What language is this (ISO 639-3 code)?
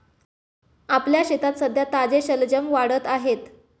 mar